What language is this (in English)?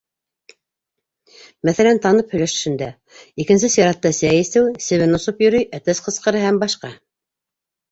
Bashkir